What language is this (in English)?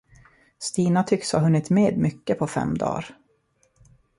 Swedish